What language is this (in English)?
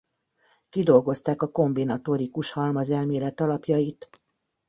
Hungarian